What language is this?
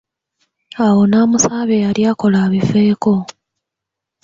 Ganda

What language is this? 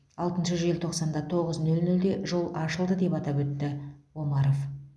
Kazakh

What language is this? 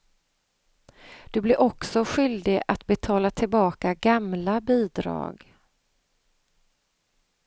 Swedish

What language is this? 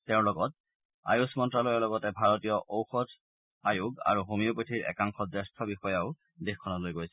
Assamese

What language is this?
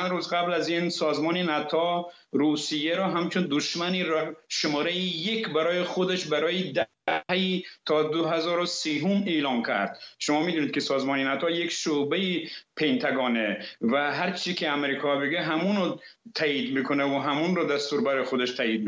Persian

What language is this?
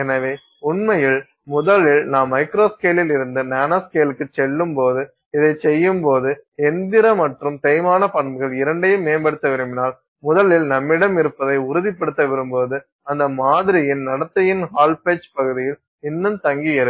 Tamil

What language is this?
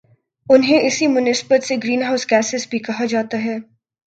Urdu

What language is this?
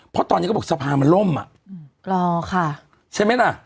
Thai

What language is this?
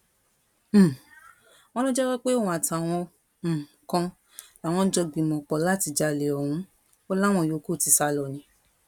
Yoruba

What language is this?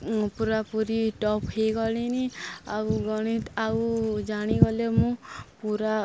Odia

